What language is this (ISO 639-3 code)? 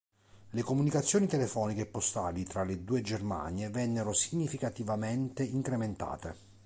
ita